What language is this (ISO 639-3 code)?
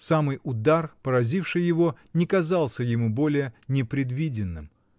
rus